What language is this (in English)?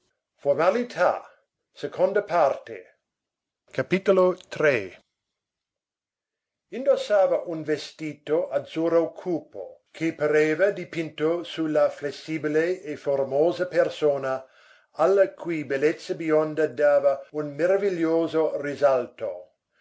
Italian